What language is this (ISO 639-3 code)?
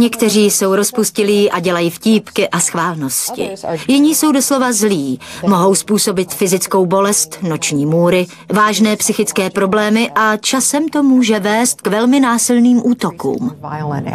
ces